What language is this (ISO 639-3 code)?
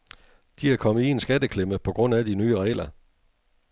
dan